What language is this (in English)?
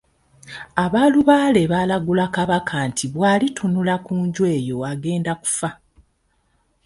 Ganda